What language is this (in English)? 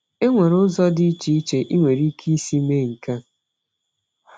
Igbo